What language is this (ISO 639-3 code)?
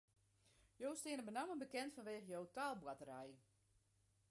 fry